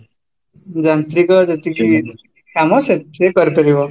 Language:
Odia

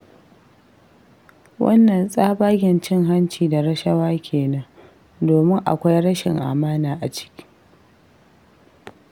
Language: Hausa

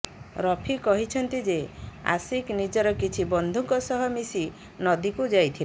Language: Odia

